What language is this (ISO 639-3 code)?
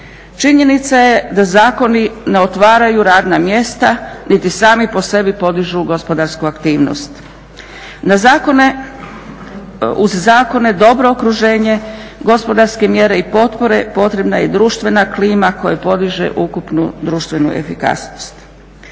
hrv